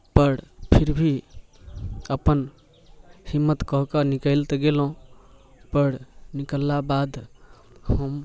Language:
Maithili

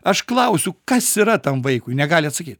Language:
Lithuanian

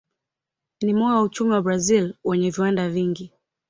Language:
Swahili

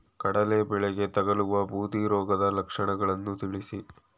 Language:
Kannada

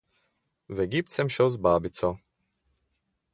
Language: Slovenian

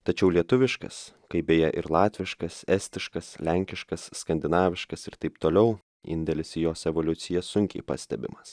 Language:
Lithuanian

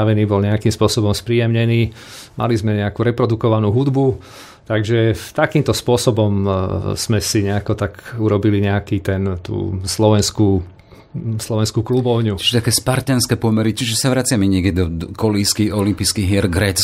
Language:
Slovak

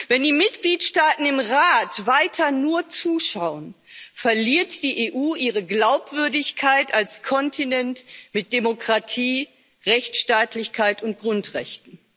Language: German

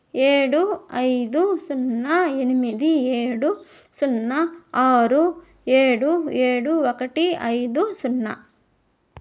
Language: Telugu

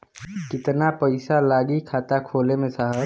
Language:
Bhojpuri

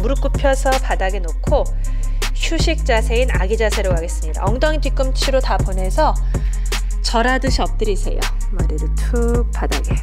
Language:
Korean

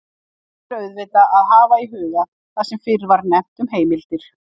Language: Icelandic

